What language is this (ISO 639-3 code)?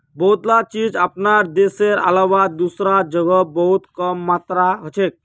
mag